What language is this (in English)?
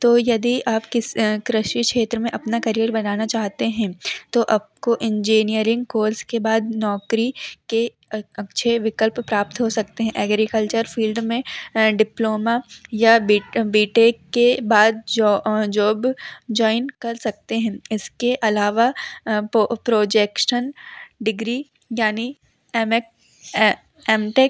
Hindi